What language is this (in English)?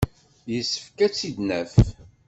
Kabyle